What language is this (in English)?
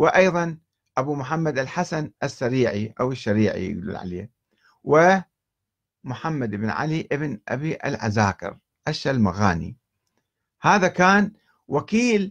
Arabic